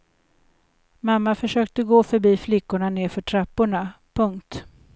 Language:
Swedish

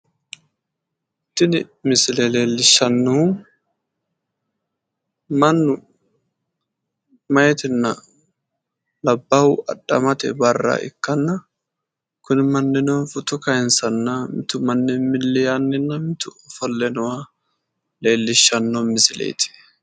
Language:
Sidamo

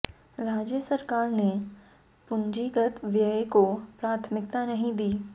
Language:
Hindi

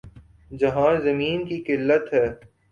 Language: Urdu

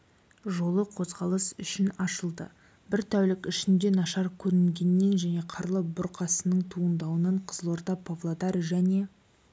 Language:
Kazakh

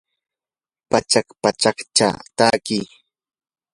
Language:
Yanahuanca Pasco Quechua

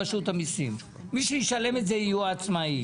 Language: Hebrew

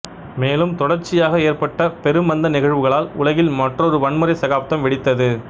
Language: Tamil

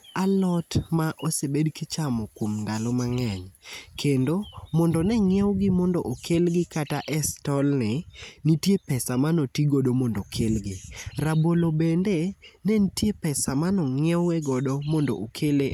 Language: Luo (Kenya and Tanzania)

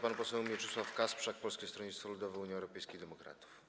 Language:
Polish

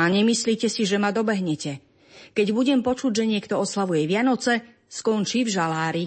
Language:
Slovak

